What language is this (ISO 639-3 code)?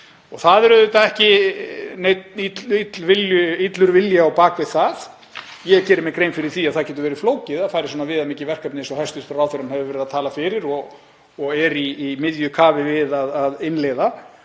isl